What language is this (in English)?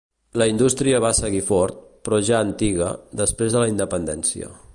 Catalan